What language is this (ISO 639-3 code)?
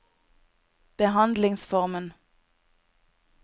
nor